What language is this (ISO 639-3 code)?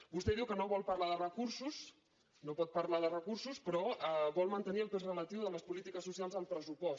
cat